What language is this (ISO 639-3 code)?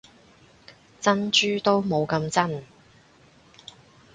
yue